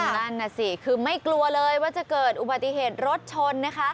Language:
Thai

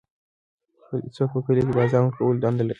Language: Pashto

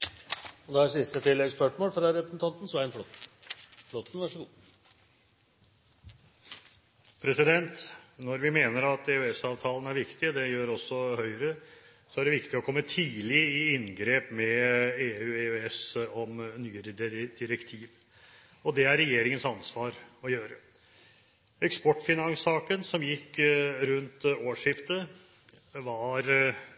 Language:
Norwegian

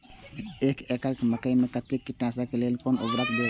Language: Maithili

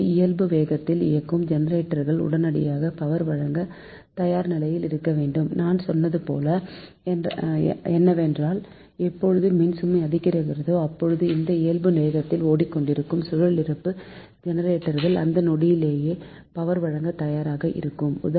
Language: Tamil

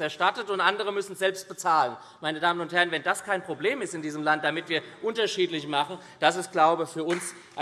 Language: German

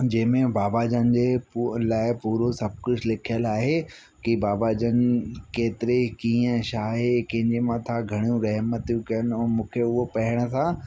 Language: Sindhi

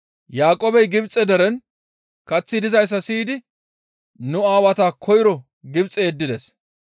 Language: Gamo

